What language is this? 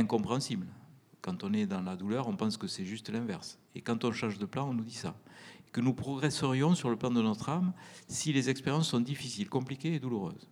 French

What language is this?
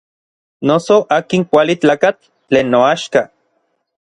Orizaba Nahuatl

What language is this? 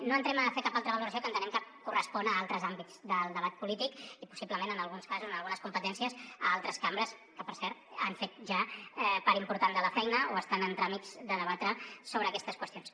Catalan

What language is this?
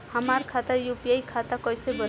Bhojpuri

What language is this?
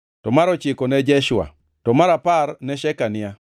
Luo (Kenya and Tanzania)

